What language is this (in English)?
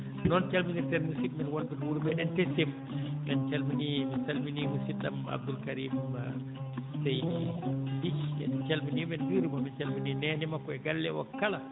Fula